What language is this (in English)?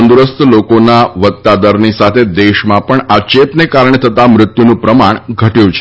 Gujarati